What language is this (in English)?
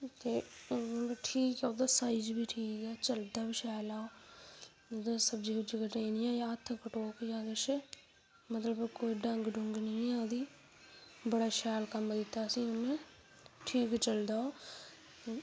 Dogri